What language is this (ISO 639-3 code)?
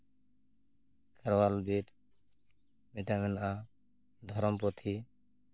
sat